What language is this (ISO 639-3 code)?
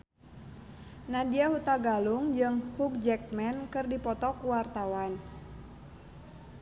sun